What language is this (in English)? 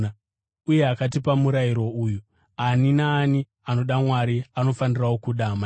Shona